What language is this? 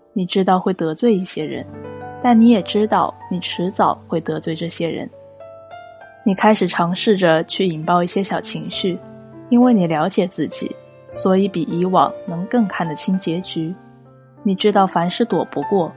Chinese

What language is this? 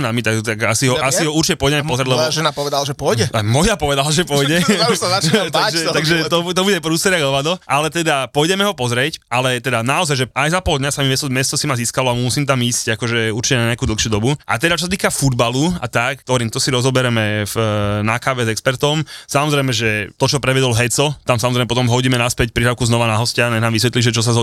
Slovak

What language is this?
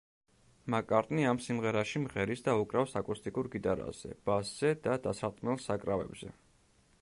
Georgian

